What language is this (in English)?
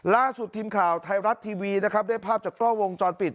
Thai